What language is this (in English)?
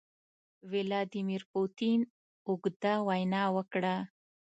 Pashto